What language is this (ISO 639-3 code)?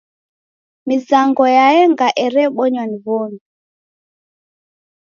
dav